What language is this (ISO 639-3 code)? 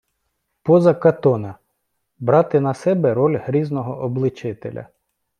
ukr